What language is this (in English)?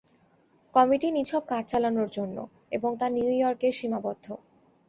Bangla